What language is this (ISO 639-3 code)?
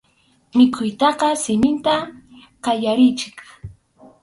qxu